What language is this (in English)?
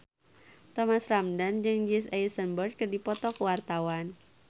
Sundanese